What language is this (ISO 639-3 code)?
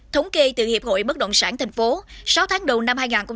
vie